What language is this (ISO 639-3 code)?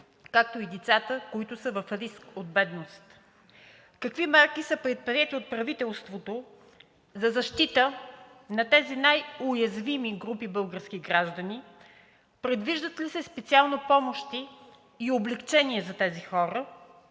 bul